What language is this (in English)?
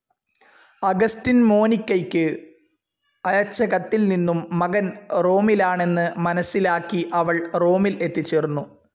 Malayalam